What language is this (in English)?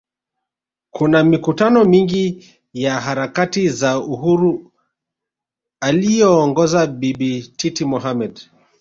Swahili